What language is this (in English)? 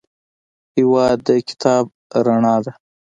Pashto